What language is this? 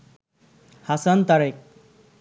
Bangla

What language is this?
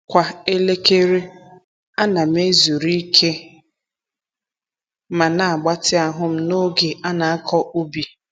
Igbo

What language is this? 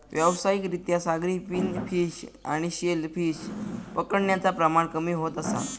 Marathi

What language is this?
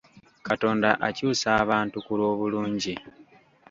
Ganda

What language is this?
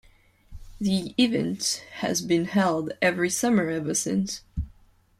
English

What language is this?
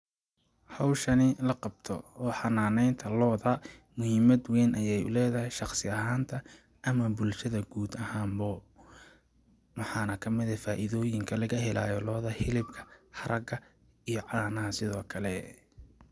Somali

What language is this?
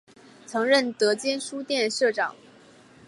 Chinese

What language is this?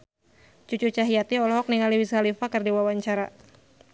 Sundanese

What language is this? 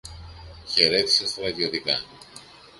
Greek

